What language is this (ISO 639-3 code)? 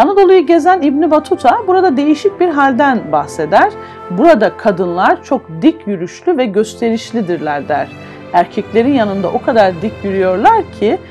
tur